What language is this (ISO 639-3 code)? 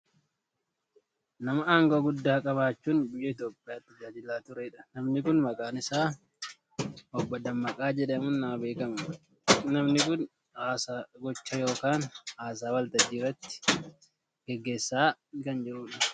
orm